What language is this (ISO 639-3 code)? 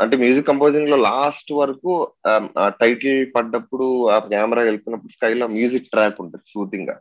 tel